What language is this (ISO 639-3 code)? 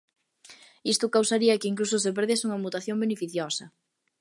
glg